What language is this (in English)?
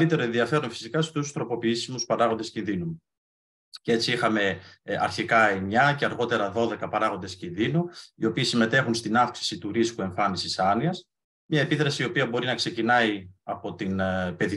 Greek